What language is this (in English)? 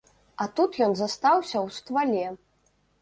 Belarusian